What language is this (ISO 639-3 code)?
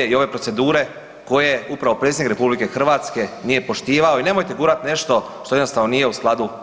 hrv